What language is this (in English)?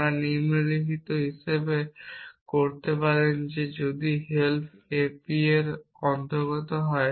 Bangla